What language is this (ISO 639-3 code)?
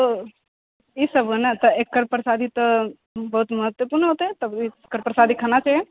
mai